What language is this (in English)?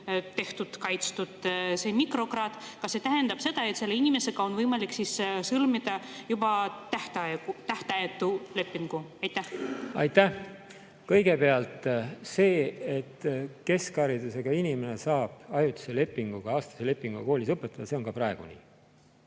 Estonian